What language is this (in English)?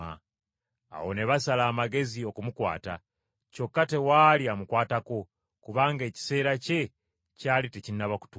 Ganda